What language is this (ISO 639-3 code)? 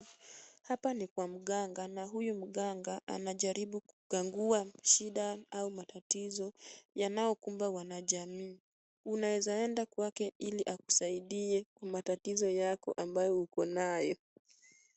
swa